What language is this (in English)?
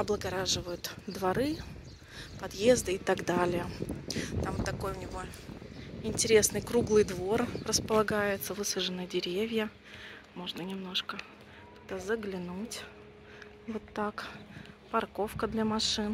Russian